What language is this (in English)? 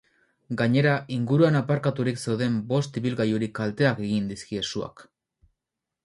Basque